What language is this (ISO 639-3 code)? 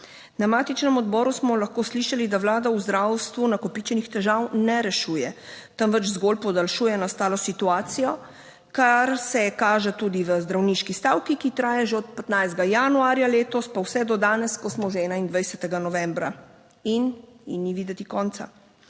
slv